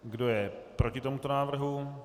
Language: Czech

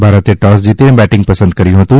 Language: Gujarati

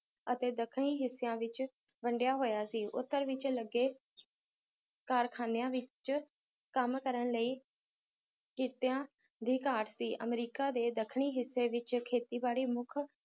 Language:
Punjabi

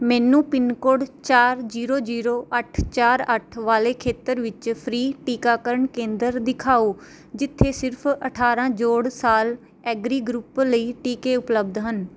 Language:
Punjabi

